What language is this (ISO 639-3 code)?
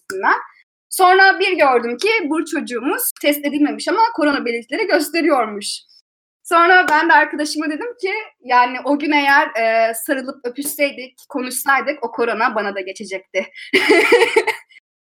tur